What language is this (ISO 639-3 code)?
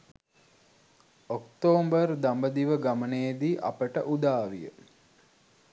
sin